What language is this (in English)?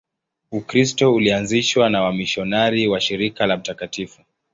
Swahili